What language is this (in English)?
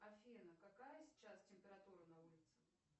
Russian